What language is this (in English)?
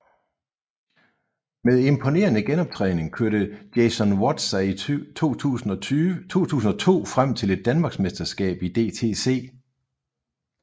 Danish